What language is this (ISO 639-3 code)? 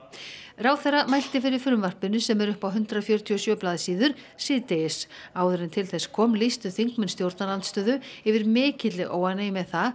isl